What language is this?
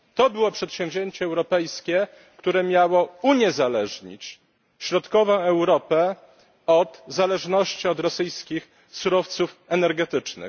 Polish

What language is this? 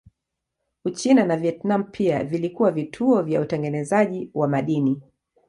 Swahili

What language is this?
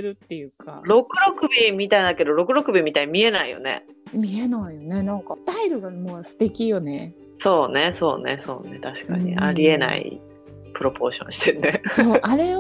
Japanese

